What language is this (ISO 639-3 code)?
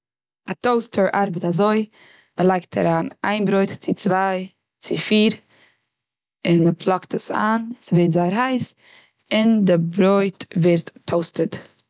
yid